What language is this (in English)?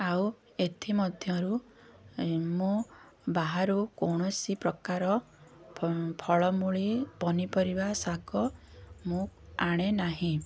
Odia